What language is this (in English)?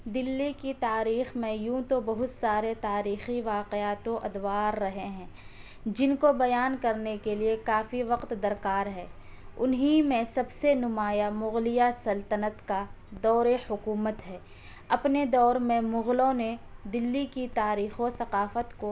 Urdu